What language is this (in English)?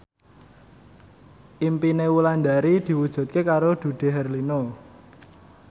Javanese